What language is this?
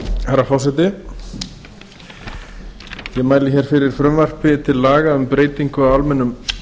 Icelandic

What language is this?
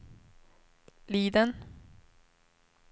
Swedish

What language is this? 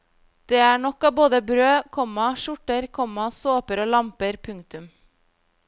Norwegian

